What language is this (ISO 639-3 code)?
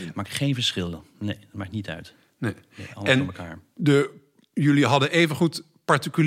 nld